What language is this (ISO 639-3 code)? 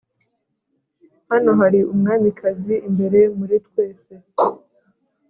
kin